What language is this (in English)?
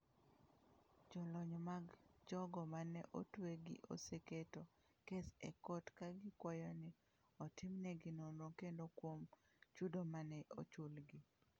Luo (Kenya and Tanzania)